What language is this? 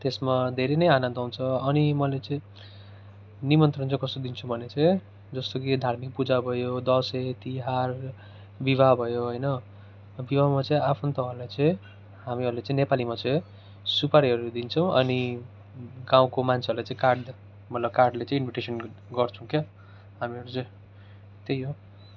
Nepali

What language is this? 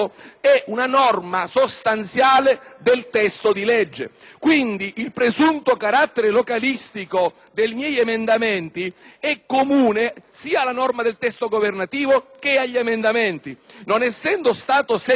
Italian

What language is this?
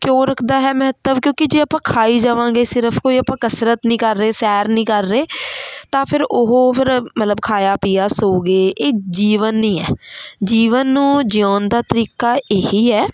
Punjabi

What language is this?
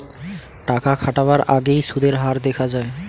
Bangla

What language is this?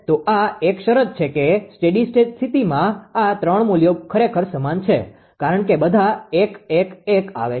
Gujarati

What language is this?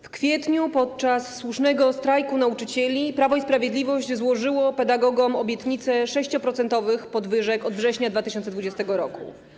Polish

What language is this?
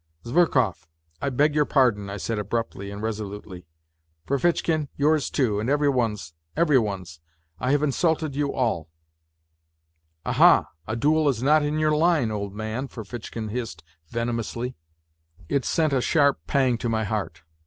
English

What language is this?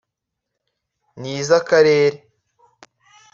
Kinyarwanda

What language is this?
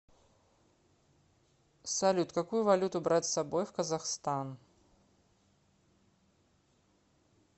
Russian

